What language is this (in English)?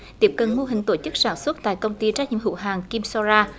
Vietnamese